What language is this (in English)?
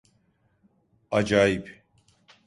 Turkish